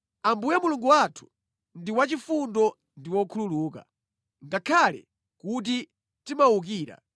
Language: Nyanja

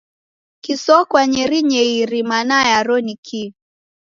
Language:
Taita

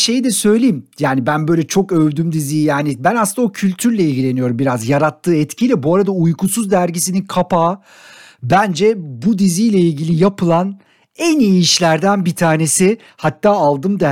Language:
Turkish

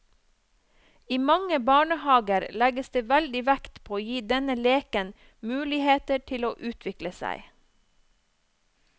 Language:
Norwegian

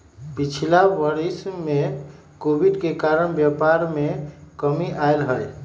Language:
Magahi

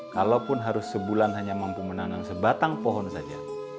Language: Indonesian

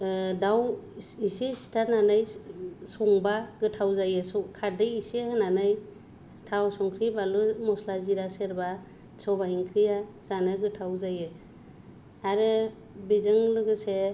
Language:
Bodo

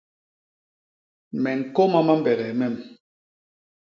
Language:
Basaa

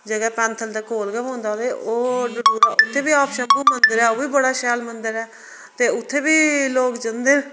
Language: Dogri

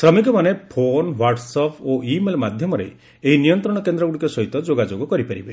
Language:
Odia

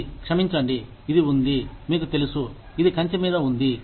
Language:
Telugu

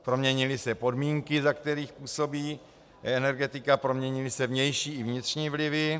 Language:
Czech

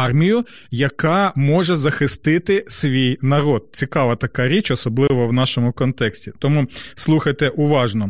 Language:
Ukrainian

